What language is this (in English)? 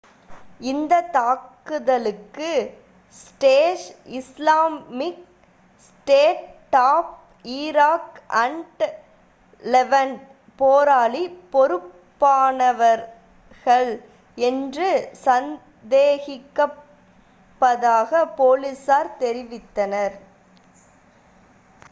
Tamil